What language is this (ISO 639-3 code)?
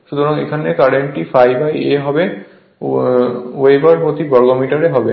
ben